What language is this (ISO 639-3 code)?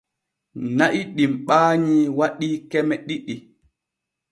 fue